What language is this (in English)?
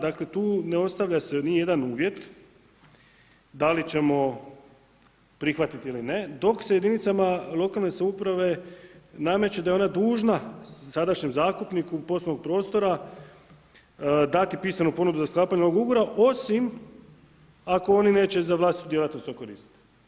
Croatian